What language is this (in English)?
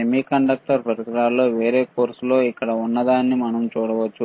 Telugu